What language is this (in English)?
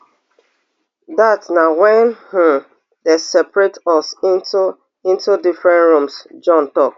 Nigerian Pidgin